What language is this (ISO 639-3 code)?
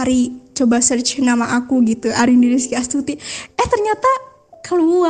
ind